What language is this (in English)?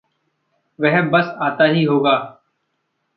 Hindi